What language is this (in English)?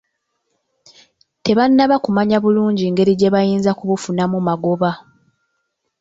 Ganda